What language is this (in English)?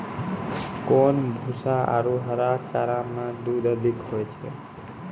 Maithili